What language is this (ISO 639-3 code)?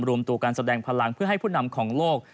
tha